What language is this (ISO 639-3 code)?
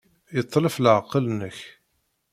kab